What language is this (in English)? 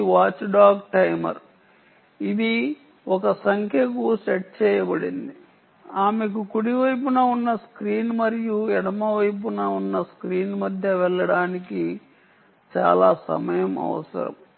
Telugu